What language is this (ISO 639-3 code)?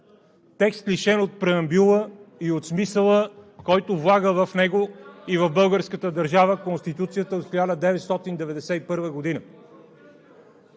bul